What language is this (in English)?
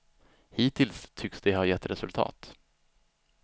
Swedish